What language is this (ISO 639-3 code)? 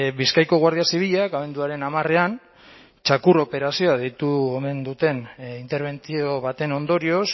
eus